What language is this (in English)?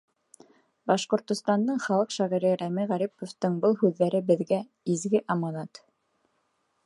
Bashkir